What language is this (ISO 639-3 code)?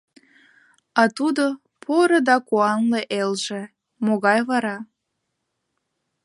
chm